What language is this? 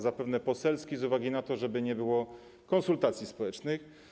Polish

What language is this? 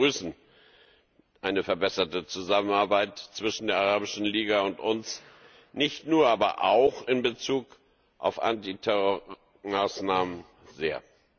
German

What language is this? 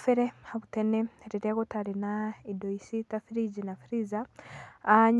Kikuyu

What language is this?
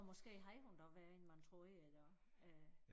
Danish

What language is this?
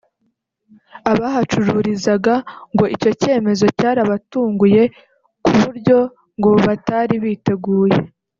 Kinyarwanda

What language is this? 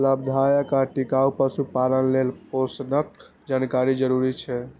Maithili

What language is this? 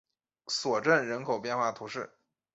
Chinese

